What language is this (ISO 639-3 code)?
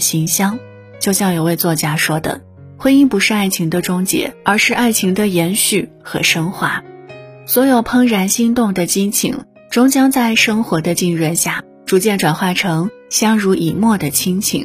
zho